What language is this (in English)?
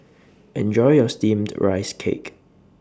English